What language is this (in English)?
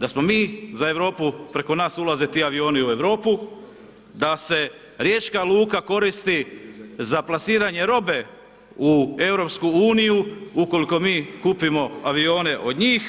Croatian